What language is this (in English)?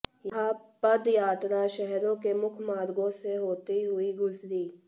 Hindi